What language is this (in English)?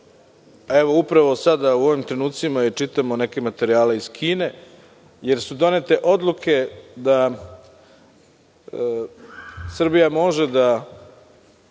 Serbian